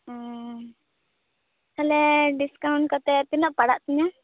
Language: Santali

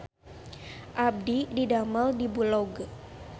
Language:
Sundanese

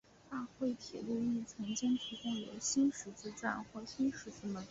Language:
Chinese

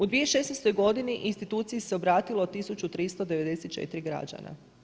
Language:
Croatian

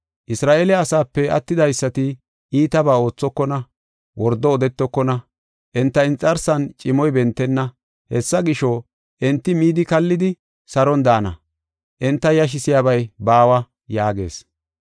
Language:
Gofa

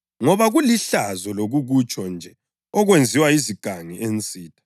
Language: North Ndebele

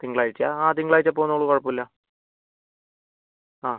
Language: Malayalam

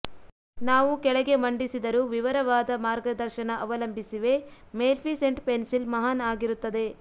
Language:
Kannada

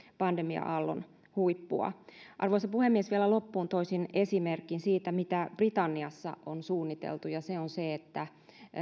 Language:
Finnish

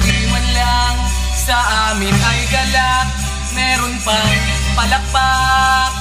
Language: Filipino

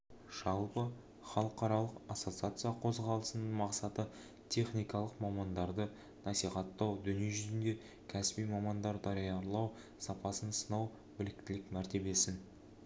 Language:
Kazakh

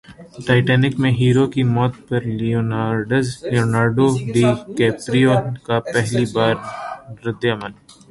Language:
Urdu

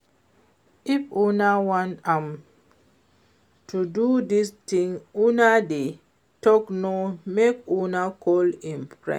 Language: Nigerian Pidgin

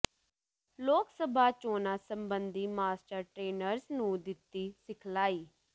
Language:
Punjabi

